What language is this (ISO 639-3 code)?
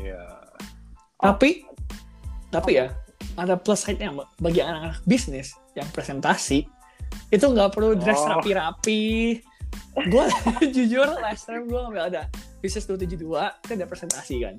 ind